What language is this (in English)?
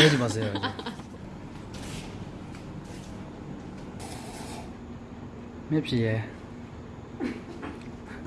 Korean